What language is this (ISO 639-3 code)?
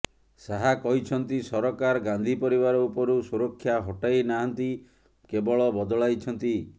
ori